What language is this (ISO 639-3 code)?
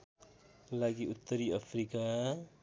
nep